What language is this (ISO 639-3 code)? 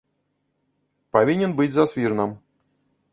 bel